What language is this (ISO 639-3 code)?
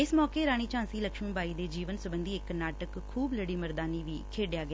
pan